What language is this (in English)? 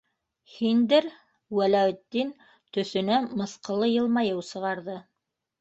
Bashkir